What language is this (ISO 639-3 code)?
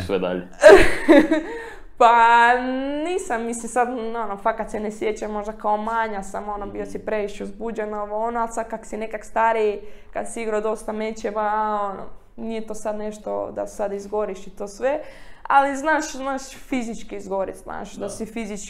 hrv